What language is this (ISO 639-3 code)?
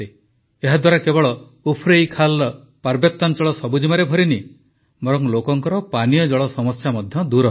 ori